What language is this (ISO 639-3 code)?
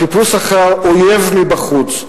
heb